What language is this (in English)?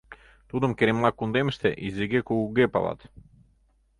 Mari